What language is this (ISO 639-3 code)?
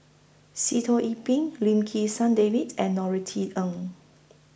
eng